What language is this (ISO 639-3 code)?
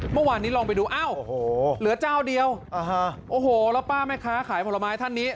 tha